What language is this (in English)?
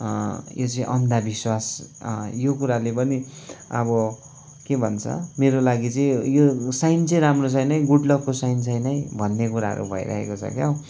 Nepali